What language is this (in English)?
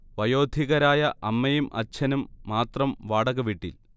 Malayalam